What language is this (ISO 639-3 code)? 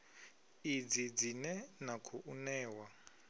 ven